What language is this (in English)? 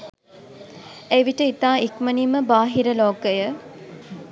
Sinhala